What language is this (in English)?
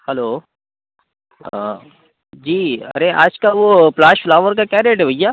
Urdu